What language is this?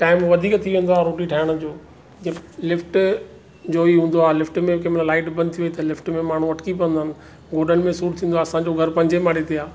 Sindhi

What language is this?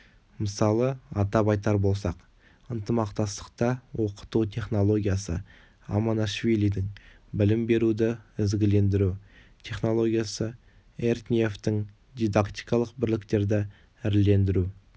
Kazakh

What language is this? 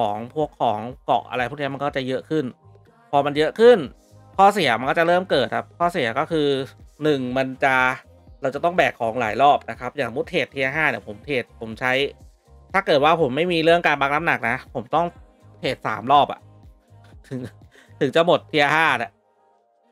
Thai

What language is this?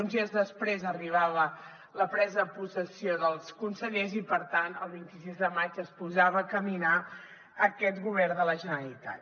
Catalan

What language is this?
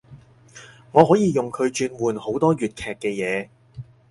Cantonese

